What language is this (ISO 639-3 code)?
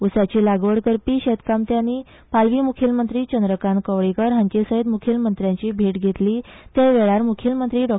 kok